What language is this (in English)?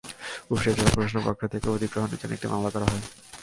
Bangla